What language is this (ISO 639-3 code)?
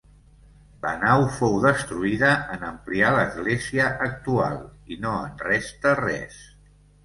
cat